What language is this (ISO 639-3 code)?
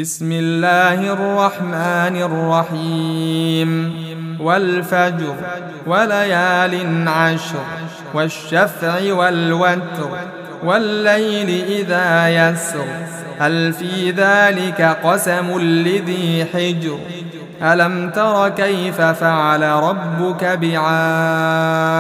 ara